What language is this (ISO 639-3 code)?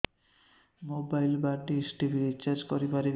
ori